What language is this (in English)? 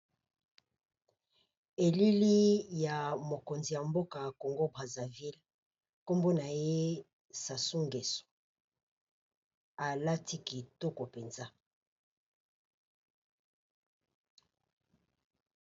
Lingala